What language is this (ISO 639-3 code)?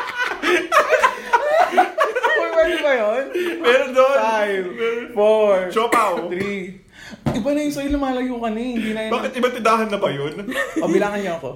fil